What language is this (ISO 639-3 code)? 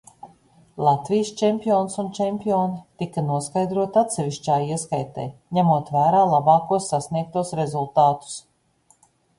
lav